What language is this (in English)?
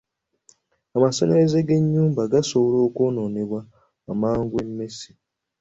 Ganda